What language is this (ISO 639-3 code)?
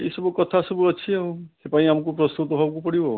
ori